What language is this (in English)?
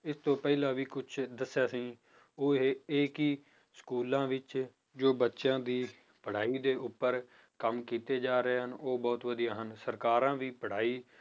Punjabi